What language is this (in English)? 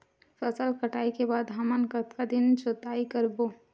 Chhattisgarhi